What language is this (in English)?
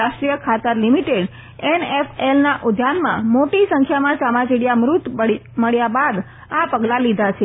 Gujarati